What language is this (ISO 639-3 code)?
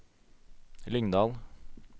nor